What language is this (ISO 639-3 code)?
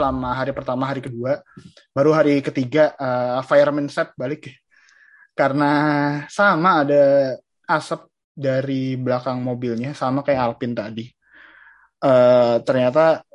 ind